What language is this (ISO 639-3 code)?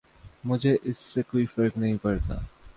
urd